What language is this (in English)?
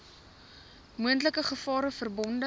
Afrikaans